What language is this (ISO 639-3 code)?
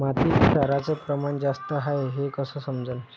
mar